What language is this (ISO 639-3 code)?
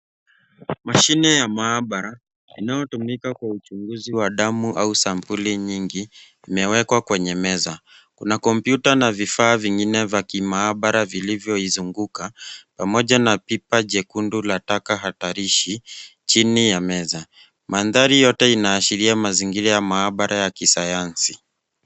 swa